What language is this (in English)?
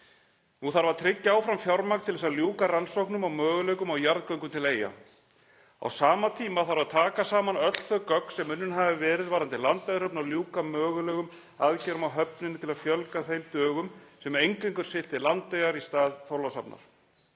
Icelandic